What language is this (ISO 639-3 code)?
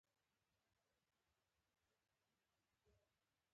pus